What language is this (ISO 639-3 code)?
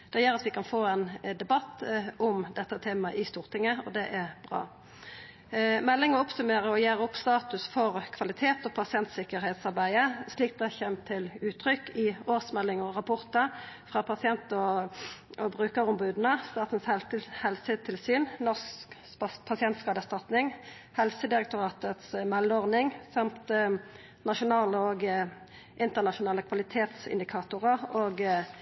nno